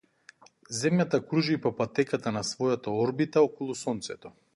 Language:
Macedonian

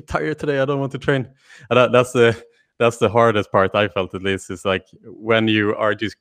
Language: English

